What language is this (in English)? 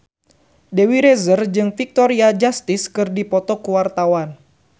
Sundanese